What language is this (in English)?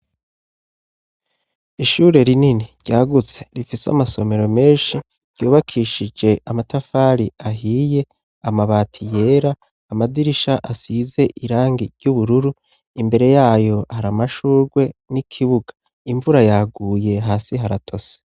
Rundi